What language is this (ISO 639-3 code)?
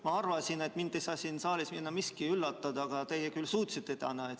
est